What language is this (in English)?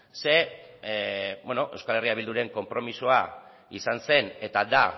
Basque